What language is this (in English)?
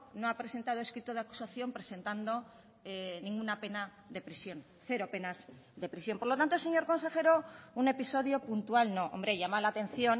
Spanish